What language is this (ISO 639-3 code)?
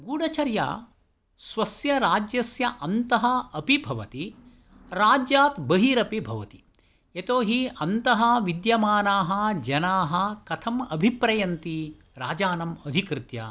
san